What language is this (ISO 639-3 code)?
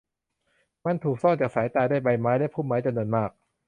tha